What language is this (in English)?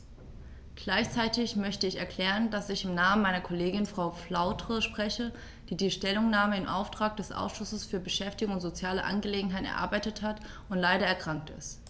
German